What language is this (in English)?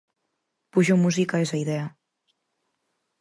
Galician